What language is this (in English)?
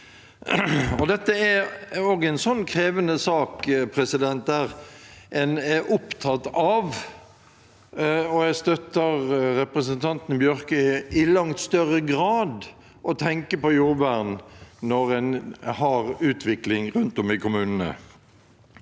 Norwegian